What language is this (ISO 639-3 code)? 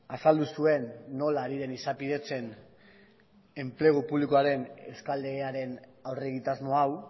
eus